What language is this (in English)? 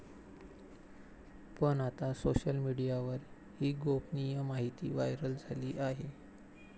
Marathi